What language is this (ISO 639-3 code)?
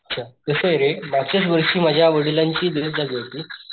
mar